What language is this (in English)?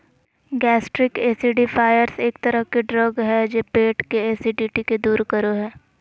Magahi